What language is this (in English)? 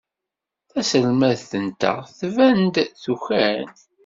Kabyle